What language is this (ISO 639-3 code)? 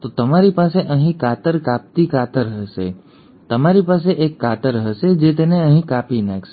guj